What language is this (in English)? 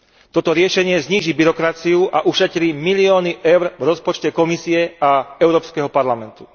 Slovak